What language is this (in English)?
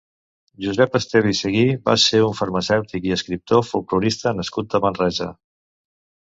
Catalan